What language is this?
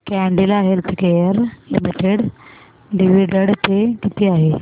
Marathi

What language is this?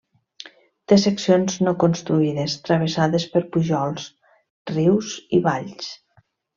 Catalan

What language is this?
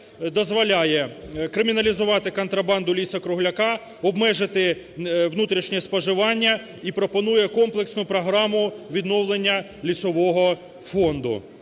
Ukrainian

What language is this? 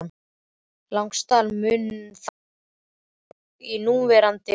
Icelandic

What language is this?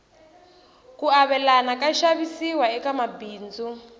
Tsonga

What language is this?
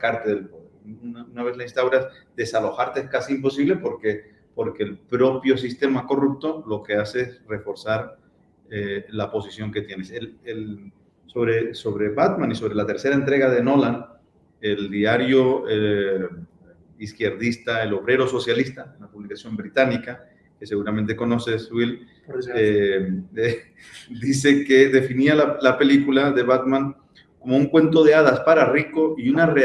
Spanish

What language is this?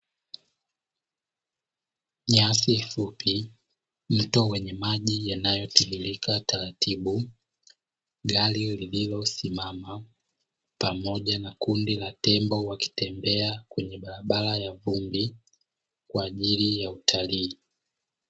Swahili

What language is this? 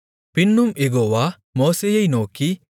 Tamil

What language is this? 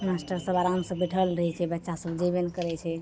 Maithili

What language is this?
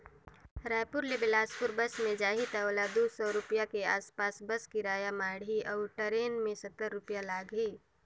Chhattisgarhi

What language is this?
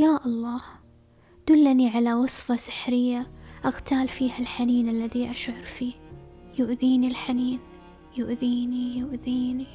Arabic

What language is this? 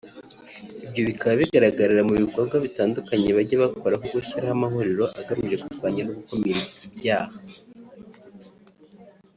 Kinyarwanda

